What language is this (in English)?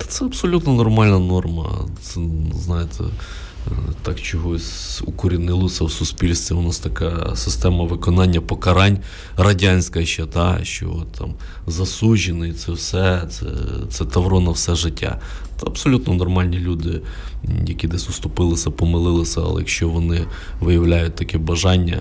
Ukrainian